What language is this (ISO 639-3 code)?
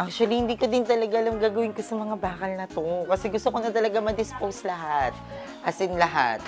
fil